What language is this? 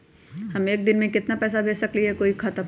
Magahi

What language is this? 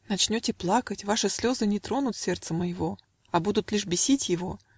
Russian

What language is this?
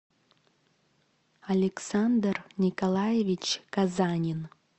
Russian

